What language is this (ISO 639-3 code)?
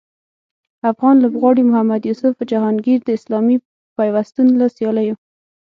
pus